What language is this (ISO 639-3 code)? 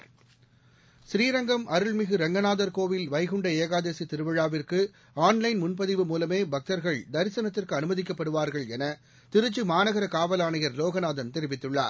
tam